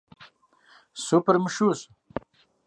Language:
Kabardian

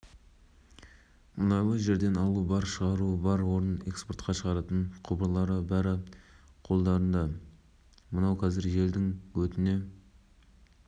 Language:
Kazakh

